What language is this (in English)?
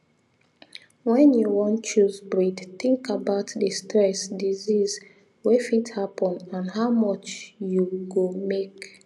Nigerian Pidgin